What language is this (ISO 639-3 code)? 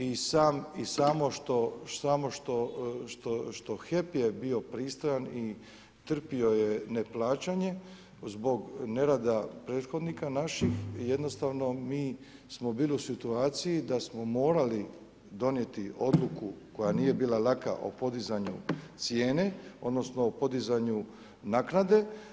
hrv